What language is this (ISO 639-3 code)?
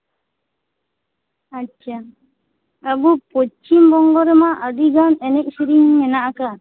sat